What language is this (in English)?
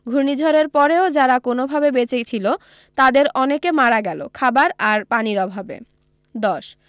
Bangla